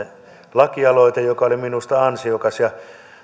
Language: Finnish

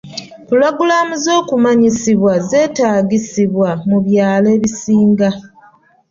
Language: Ganda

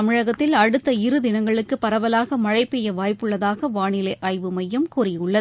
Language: Tamil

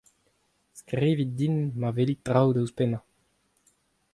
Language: Breton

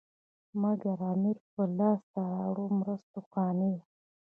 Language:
Pashto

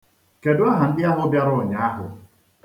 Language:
Igbo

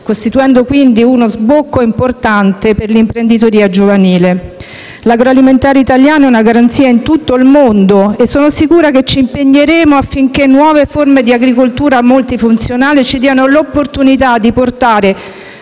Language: Italian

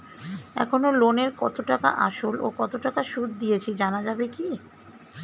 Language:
Bangla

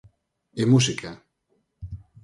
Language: Galician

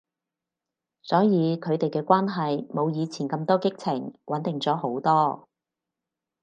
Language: Cantonese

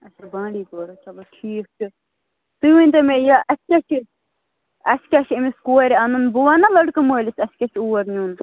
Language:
Kashmiri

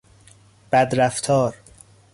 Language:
Persian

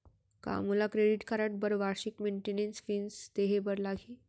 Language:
Chhattisgarhi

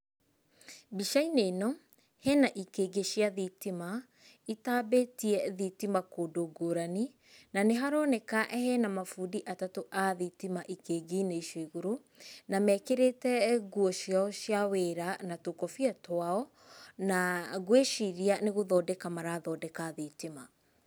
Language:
Kikuyu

